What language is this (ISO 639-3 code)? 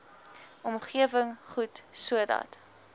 afr